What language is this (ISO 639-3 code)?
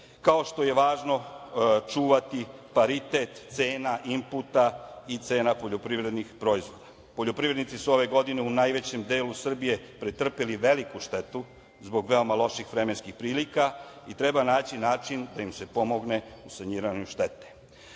srp